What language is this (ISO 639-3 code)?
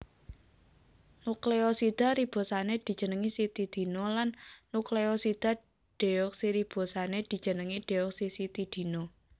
jav